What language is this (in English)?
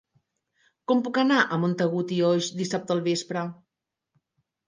Catalan